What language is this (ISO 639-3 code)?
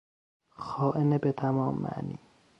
fas